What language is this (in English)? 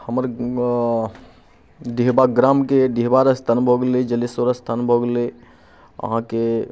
Maithili